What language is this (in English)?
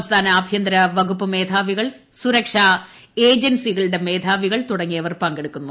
Malayalam